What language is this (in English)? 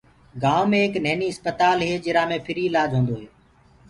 Gurgula